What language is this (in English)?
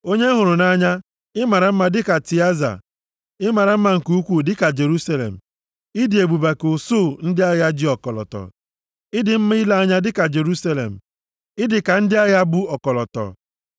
Igbo